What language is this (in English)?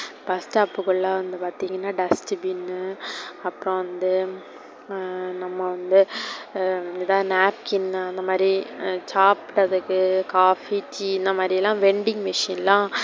Tamil